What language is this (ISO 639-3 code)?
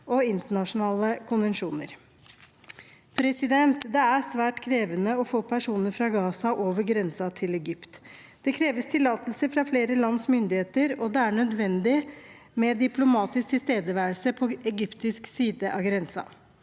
nor